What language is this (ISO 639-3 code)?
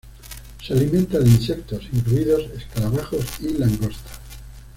spa